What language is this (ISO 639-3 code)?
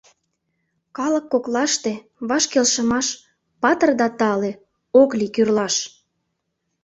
chm